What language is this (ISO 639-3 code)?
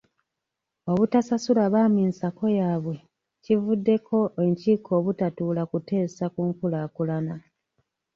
lug